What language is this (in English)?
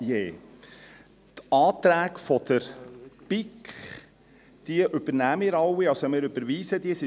Swiss German